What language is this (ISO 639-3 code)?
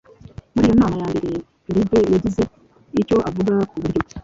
kin